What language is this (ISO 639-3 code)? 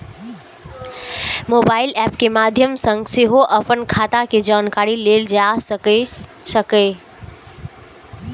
mai